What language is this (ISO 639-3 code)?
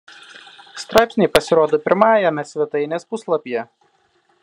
lit